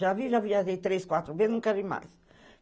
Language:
Portuguese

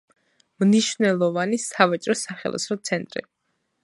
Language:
Georgian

